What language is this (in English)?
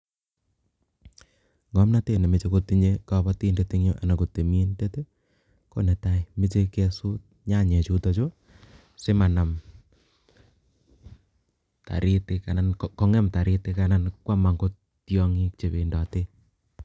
Kalenjin